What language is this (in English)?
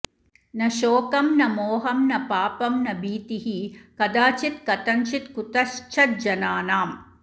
Sanskrit